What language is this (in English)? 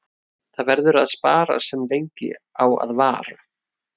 Icelandic